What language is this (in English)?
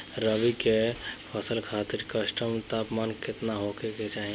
Bhojpuri